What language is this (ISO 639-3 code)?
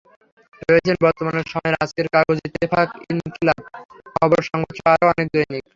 ben